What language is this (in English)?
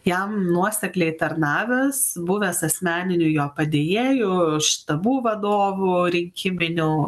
Lithuanian